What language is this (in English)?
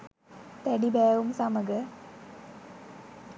Sinhala